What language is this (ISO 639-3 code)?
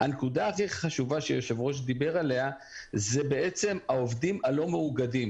heb